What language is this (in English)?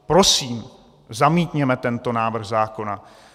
Czech